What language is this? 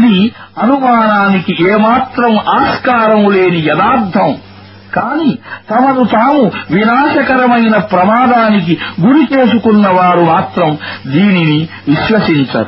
Arabic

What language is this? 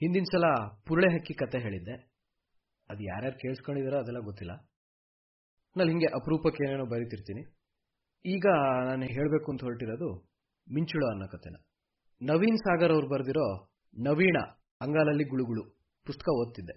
Kannada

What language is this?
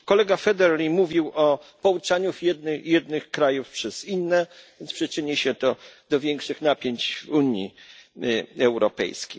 Polish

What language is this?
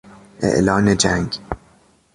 Persian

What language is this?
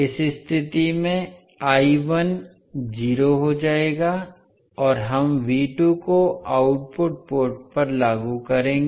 Hindi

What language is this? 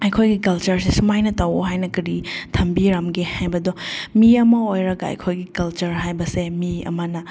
Manipuri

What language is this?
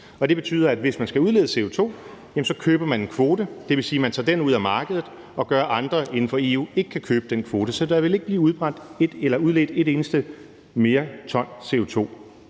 Danish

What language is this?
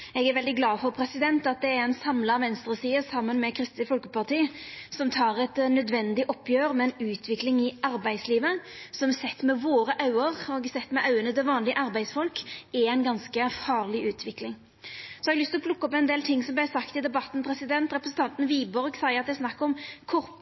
Norwegian Nynorsk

